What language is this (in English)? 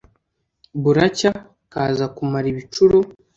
Kinyarwanda